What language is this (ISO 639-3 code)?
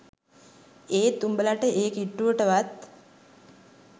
sin